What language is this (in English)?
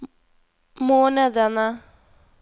Norwegian